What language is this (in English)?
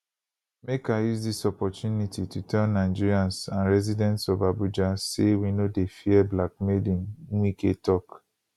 Nigerian Pidgin